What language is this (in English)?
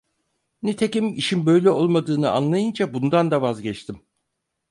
Turkish